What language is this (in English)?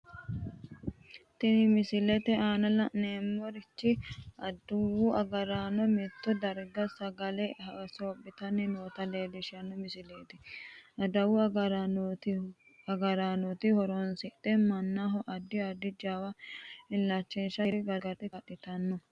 Sidamo